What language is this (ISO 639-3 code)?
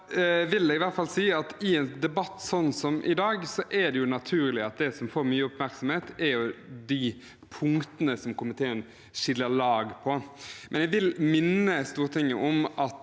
nor